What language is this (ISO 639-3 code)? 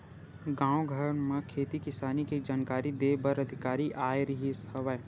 hne